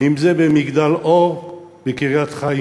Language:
Hebrew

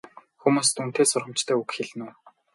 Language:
Mongolian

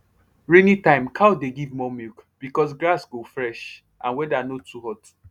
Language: Nigerian Pidgin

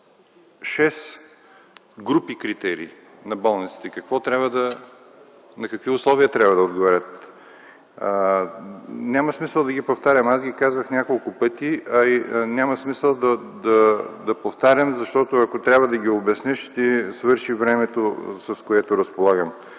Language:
Bulgarian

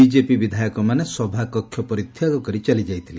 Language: Odia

